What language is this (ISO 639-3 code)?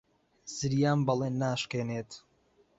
ckb